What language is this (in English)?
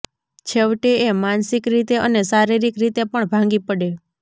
Gujarati